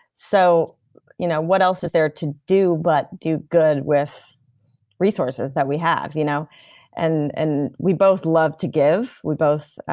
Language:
English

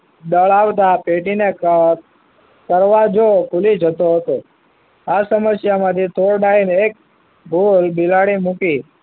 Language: Gujarati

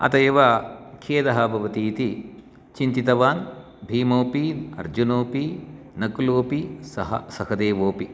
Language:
Sanskrit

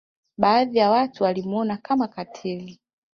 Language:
Swahili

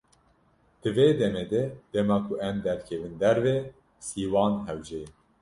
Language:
Kurdish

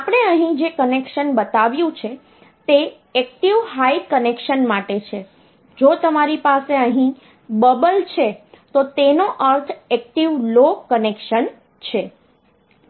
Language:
Gujarati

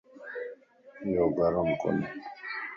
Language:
Lasi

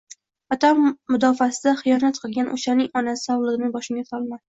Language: Uzbek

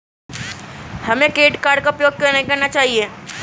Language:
Hindi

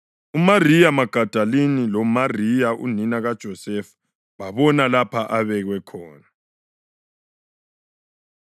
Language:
North Ndebele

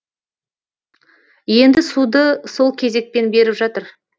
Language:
Kazakh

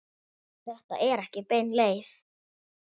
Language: Icelandic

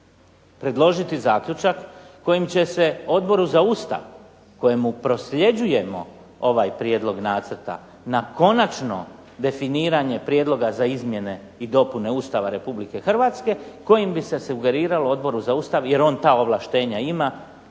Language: Croatian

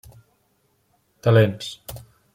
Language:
Catalan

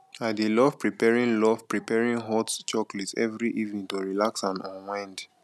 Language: Nigerian Pidgin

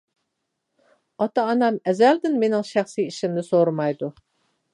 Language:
Uyghur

